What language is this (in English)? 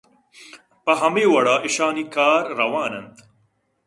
Eastern Balochi